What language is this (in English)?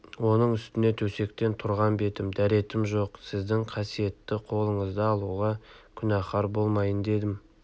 Kazakh